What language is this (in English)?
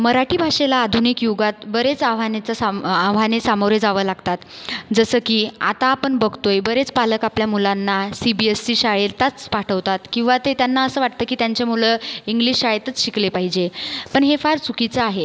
Marathi